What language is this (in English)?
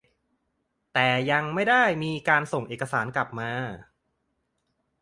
Thai